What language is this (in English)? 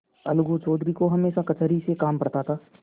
Hindi